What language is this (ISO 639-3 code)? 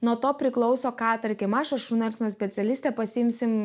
lit